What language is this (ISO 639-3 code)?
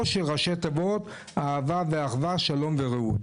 heb